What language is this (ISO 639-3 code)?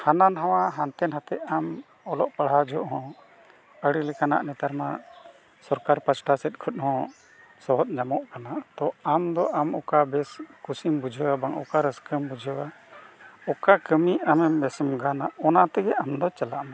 sat